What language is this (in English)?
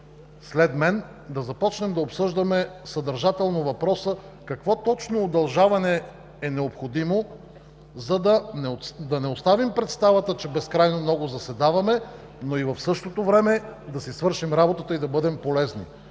Bulgarian